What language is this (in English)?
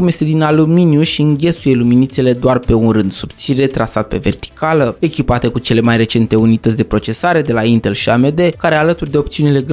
Romanian